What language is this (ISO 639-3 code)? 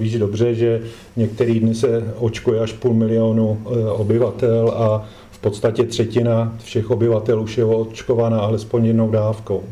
ces